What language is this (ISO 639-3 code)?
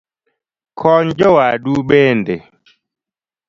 luo